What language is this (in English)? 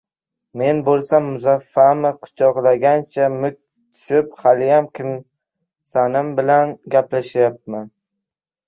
Uzbek